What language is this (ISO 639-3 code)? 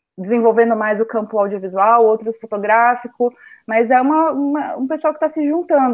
por